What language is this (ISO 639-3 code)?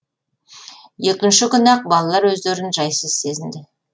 kaz